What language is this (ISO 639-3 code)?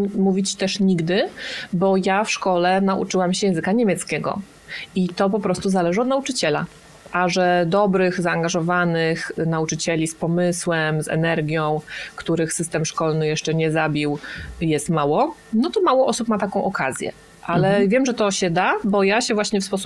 pol